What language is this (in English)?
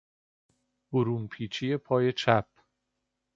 Persian